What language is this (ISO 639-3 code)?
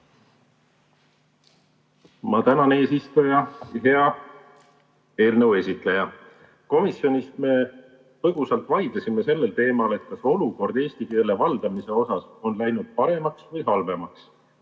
est